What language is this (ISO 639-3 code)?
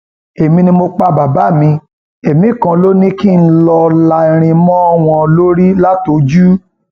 yor